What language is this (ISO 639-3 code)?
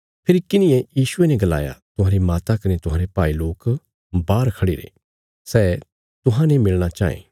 kfs